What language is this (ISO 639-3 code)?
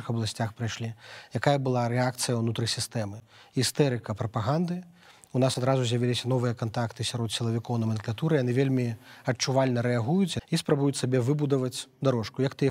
ukr